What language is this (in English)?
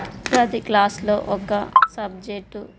Telugu